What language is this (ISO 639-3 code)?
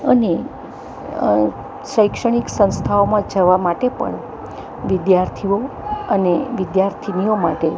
guj